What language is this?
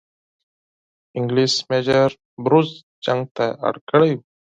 Pashto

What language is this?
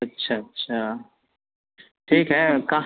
Urdu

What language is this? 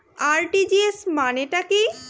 Bangla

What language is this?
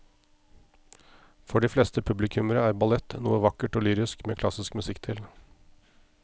Norwegian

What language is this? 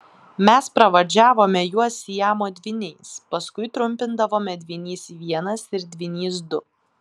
Lithuanian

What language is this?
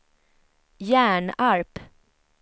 Swedish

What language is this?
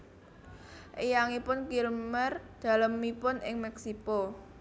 Javanese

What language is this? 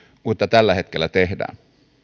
Finnish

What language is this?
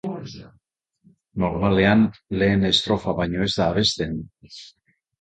Basque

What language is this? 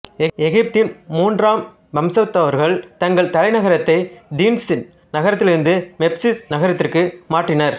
Tamil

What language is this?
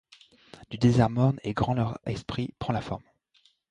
French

